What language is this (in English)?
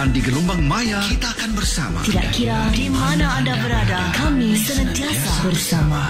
Malay